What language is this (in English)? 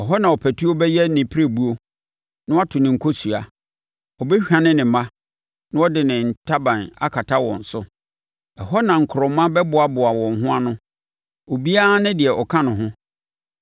Akan